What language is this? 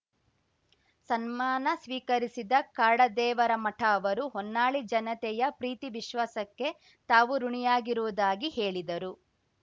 Kannada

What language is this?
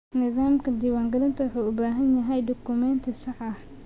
Somali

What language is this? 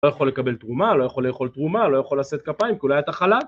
Hebrew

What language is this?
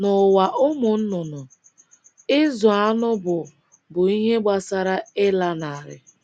Igbo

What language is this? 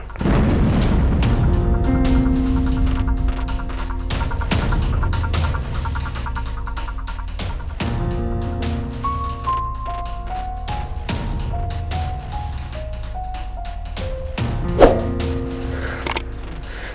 Indonesian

